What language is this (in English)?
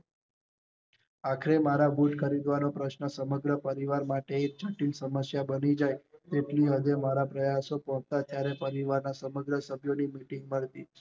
Gujarati